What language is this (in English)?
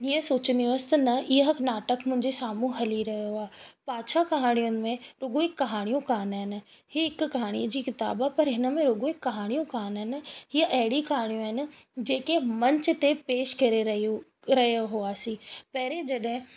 Sindhi